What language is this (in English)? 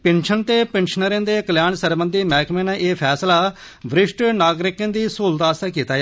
Dogri